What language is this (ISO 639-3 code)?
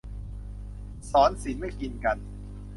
tha